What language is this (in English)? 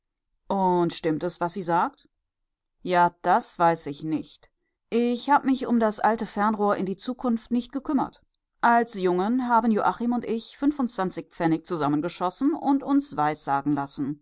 German